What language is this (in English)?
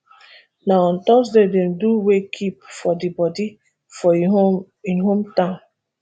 Nigerian Pidgin